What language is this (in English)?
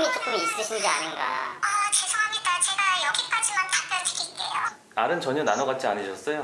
Korean